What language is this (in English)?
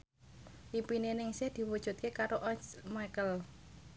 Javanese